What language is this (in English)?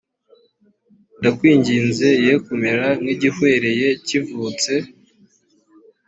Kinyarwanda